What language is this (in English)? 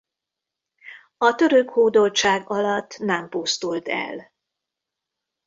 Hungarian